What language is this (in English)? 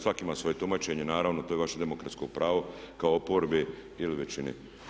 Croatian